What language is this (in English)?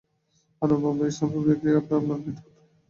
Bangla